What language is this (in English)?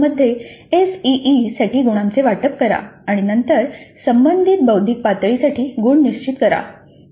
Marathi